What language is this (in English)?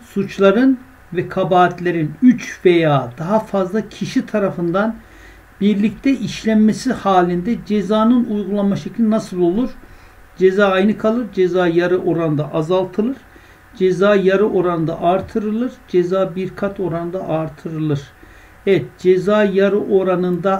Turkish